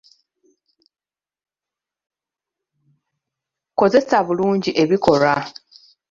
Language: Ganda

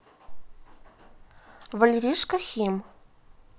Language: Russian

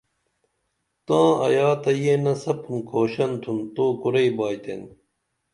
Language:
Dameli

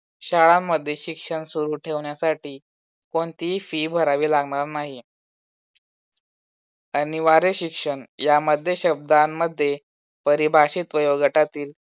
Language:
Marathi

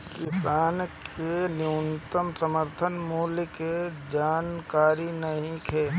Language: Bhojpuri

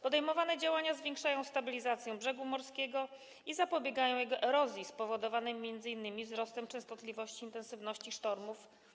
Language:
Polish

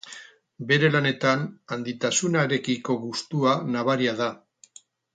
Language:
Basque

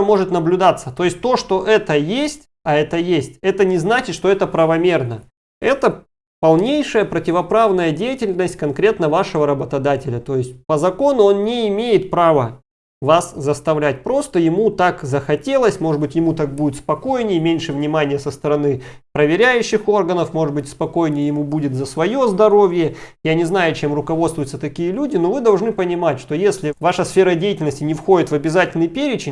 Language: Russian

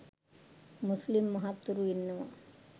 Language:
Sinhala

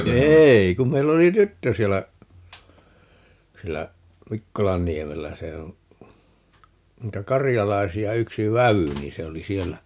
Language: Finnish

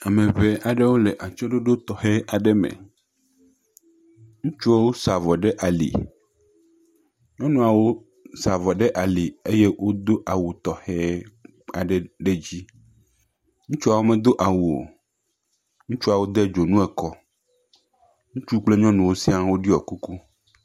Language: Ewe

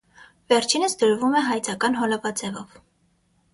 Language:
Armenian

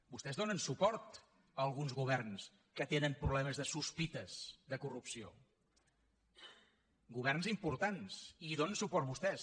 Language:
Catalan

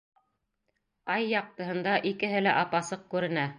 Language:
Bashkir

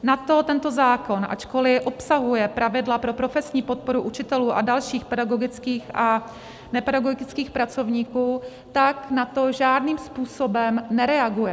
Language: Czech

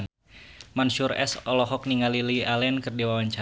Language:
Sundanese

